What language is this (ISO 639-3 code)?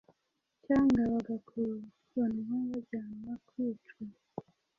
kin